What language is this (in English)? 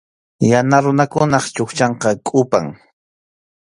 Arequipa-La Unión Quechua